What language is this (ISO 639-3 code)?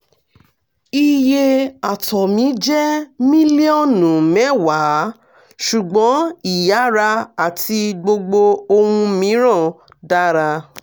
yor